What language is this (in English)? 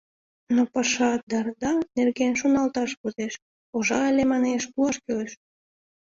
Mari